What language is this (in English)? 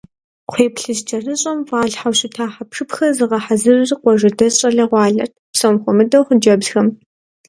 Kabardian